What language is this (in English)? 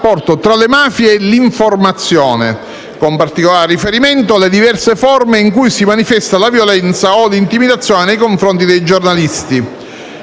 Italian